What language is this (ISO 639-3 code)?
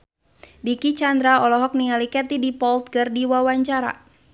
sun